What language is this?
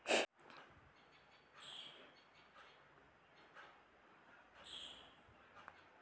Chhattisgarhi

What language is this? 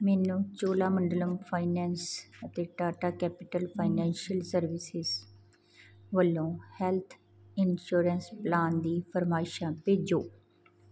Punjabi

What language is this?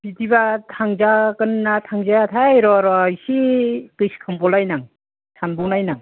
Bodo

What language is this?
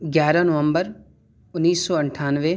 Urdu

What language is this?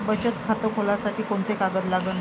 Marathi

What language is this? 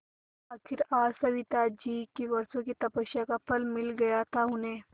Hindi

